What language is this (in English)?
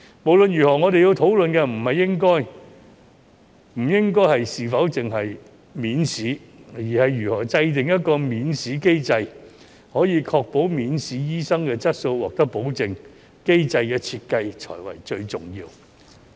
Cantonese